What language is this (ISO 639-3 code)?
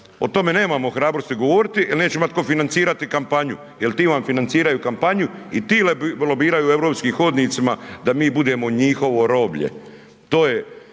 hrv